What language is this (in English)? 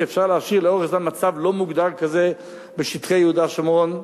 Hebrew